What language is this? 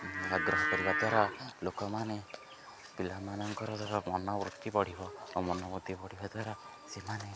Odia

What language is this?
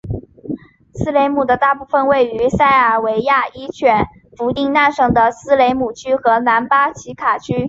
Chinese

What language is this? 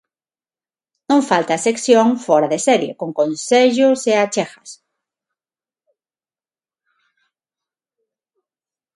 Galician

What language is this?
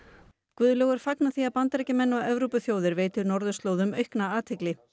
Icelandic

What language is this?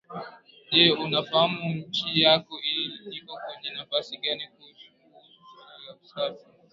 Swahili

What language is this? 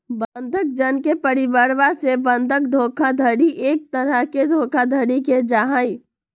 Magahi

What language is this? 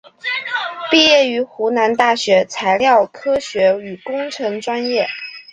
Chinese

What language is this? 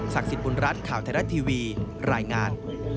Thai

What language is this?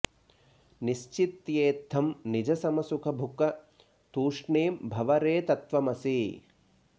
Sanskrit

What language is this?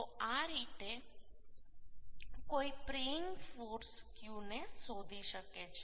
Gujarati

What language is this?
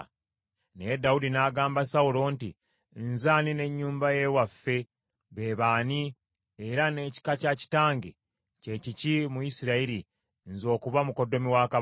Ganda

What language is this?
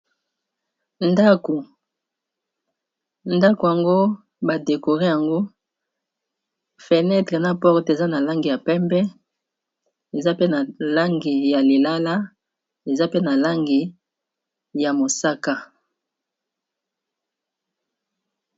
Lingala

